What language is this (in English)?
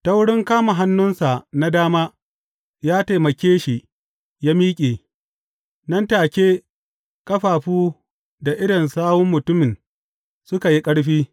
Hausa